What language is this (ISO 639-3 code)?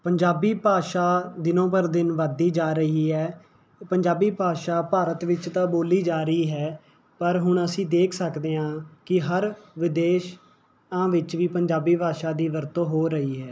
pan